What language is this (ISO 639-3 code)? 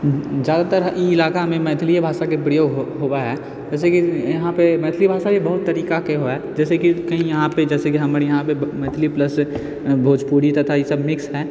mai